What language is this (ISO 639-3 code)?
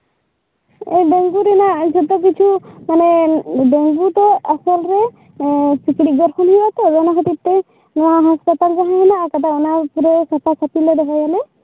sat